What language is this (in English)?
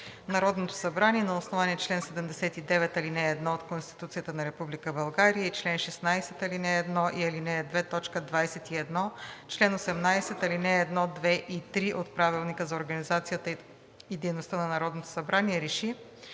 Bulgarian